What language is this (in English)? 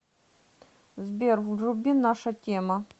Russian